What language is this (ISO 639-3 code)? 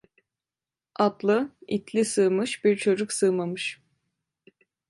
tur